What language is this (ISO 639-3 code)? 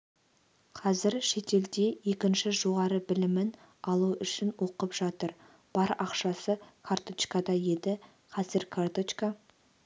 kaz